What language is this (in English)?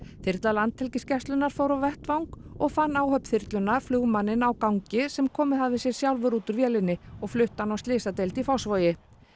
Icelandic